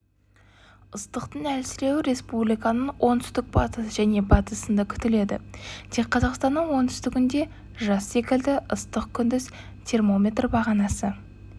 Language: Kazakh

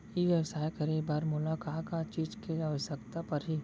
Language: Chhattisgarhi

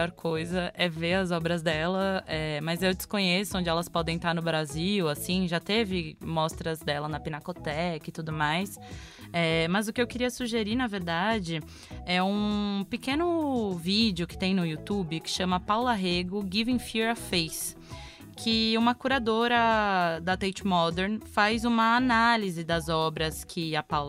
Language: Portuguese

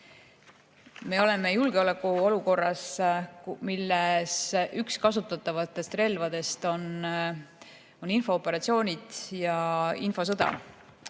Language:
Estonian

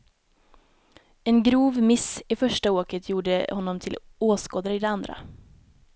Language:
Swedish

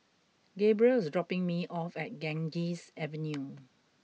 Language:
English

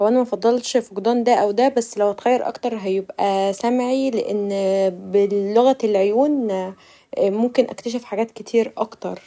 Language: Egyptian Arabic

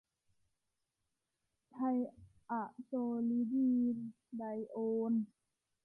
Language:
Thai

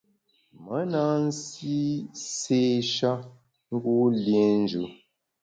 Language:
Bamun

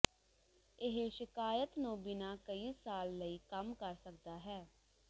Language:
Punjabi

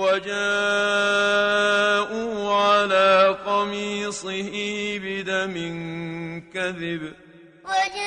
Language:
Arabic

